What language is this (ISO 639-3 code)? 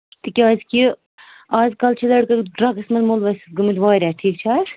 kas